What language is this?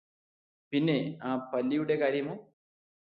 Malayalam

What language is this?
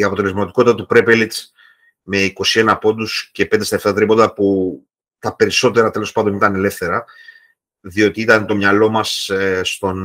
Greek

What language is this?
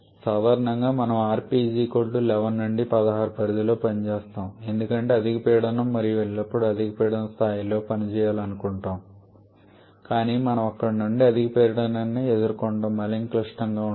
Telugu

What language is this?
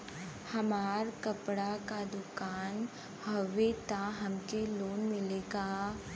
Bhojpuri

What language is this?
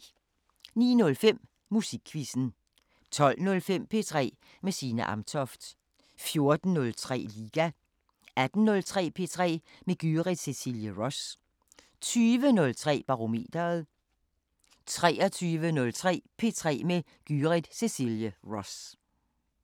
Danish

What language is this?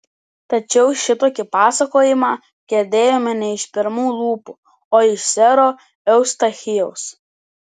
Lithuanian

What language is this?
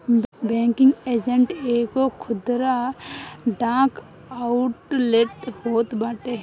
Bhojpuri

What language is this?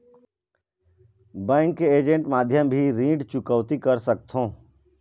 Chhattisgarhi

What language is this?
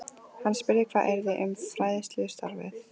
Icelandic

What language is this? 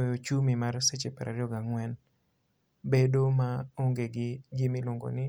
Luo (Kenya and Tanzania)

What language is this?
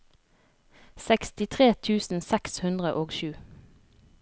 Norwegian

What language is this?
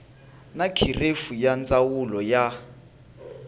Tsonga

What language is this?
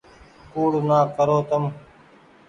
Goaria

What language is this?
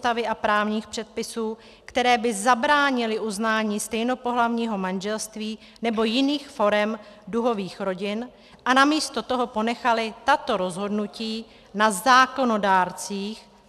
Czech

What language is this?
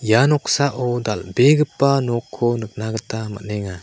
Garo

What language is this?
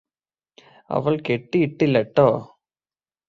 Malayalam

